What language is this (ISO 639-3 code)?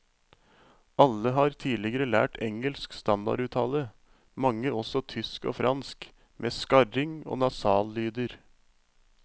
nor